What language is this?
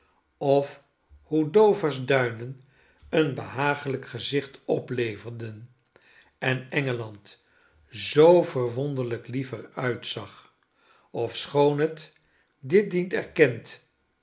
Dutch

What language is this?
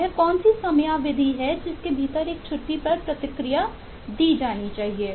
Hindi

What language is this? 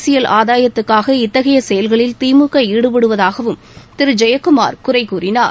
Tamil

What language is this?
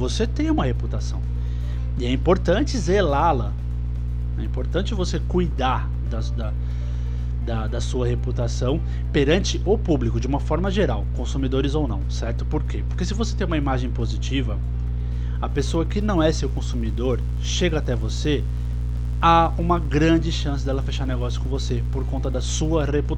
Portuguese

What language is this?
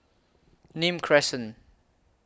English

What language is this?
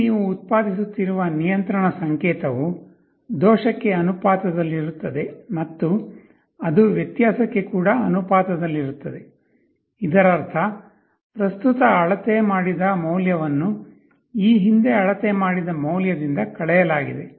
Kannada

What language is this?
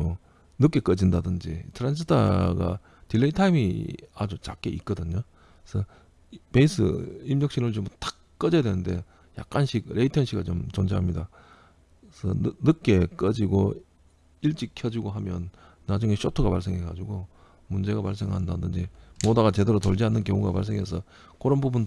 Korean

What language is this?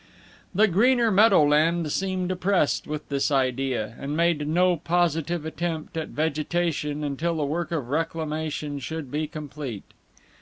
English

